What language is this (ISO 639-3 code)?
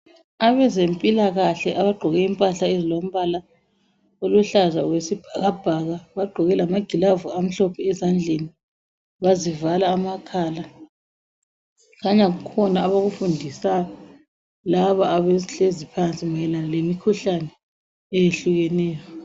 nde